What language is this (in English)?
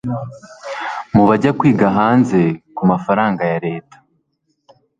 Kinyarwanda